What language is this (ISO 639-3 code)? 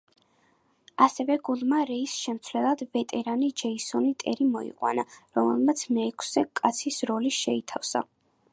kat